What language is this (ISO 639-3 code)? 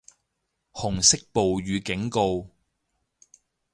yue